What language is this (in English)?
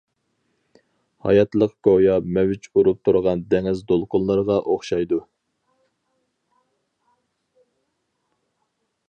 Uyghur